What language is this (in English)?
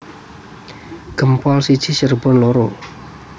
Javanese